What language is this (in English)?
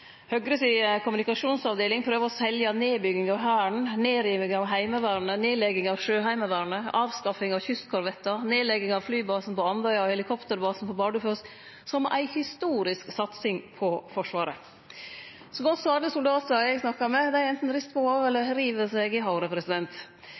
Norwegian Nynorsk